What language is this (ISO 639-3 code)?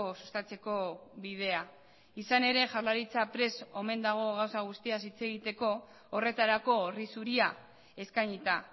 eus